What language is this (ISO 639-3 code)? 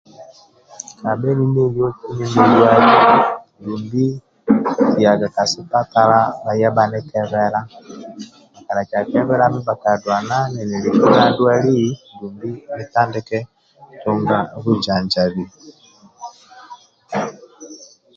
rwm